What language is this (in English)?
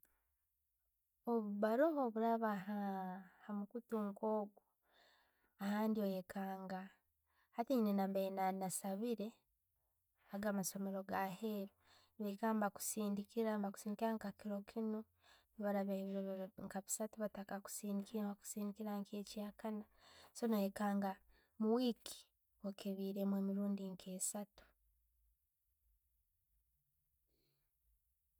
Tooro